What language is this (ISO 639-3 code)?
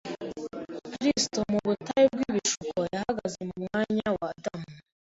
kin